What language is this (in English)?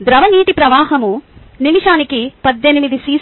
Telugu